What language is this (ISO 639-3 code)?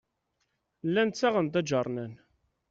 kab